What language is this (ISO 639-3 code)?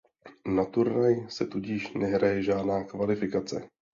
ces